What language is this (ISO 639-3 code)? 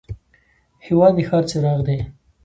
pus